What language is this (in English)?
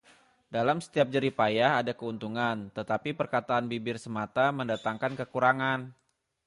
Indonesian